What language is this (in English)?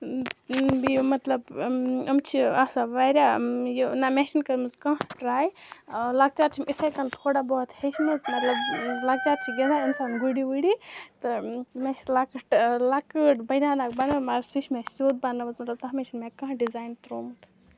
Kashmiri